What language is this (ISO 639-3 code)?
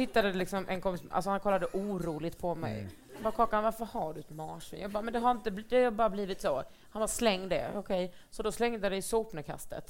swe